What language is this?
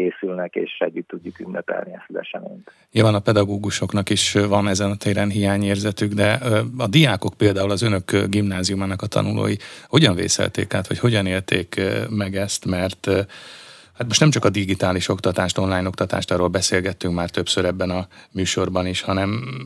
Hungarian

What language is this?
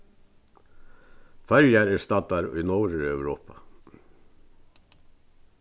Faroese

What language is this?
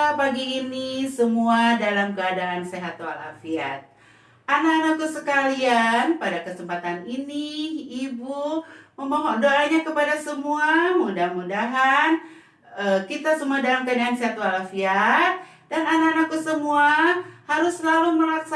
Indonesian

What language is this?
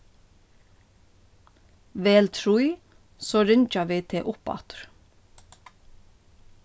Faroese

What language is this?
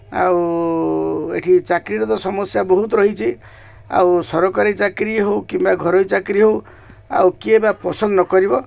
Odia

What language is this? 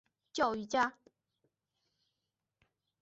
Chinese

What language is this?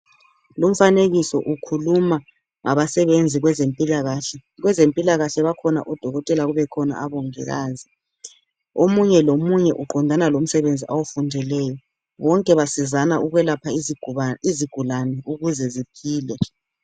North Ndebele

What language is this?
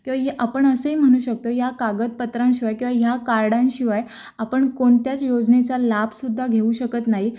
Marathi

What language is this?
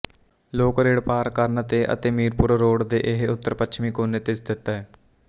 Punjabi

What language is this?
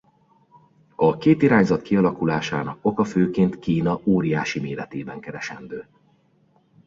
Hungarian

